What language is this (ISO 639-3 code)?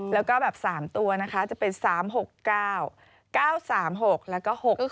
tha